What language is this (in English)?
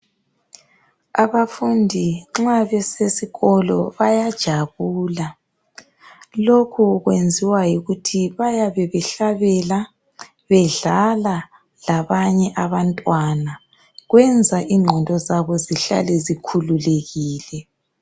North Ndebele